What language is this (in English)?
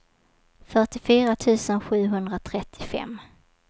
Swedish